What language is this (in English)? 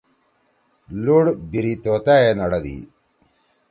Torwali